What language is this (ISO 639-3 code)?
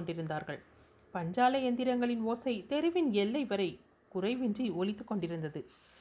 tam